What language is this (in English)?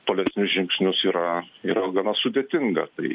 Lithuanian